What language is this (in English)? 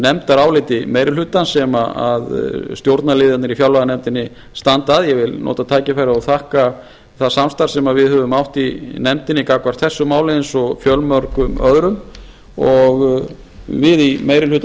Icelandic